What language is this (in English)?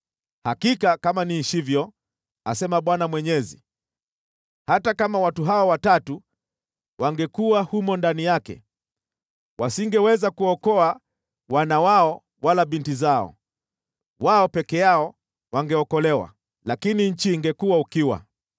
Swahili